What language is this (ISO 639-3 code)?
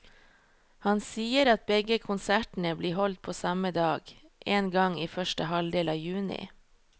nor